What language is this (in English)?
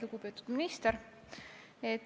Estonian